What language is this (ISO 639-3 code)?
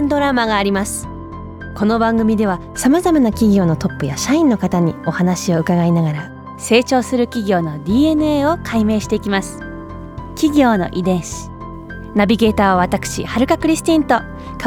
jpn